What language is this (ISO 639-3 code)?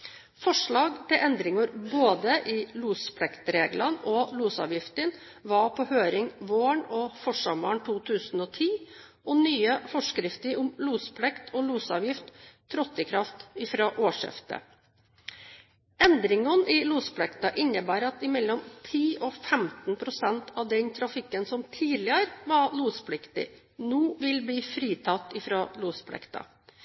nob